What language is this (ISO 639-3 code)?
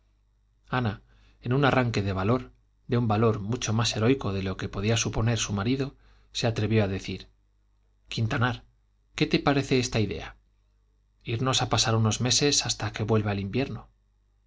spa